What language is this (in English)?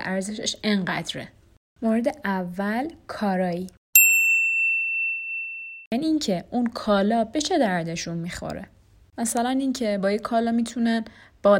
Persian